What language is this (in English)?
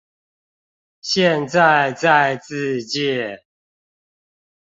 Chinese